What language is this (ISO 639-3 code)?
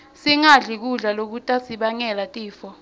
ssw